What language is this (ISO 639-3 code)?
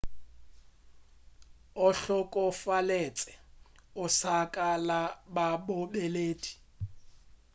nso